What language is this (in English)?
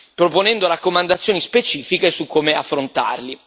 Italian